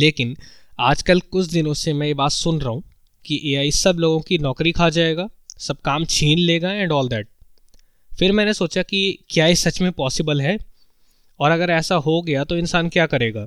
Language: Hindi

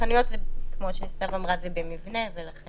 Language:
Hebrew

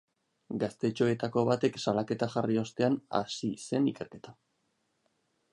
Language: Basque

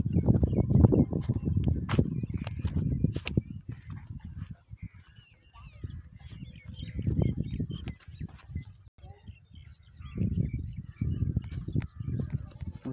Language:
Romanian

